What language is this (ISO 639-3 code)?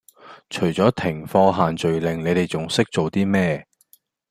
yue